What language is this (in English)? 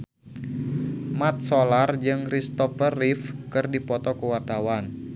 Sundanese